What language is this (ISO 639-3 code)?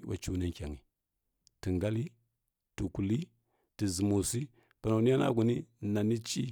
fkk